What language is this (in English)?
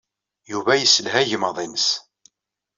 Kabyle